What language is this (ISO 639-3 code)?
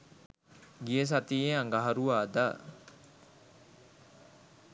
sin